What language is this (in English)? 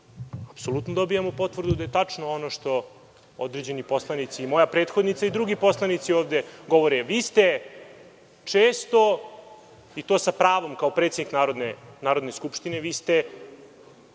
Serbian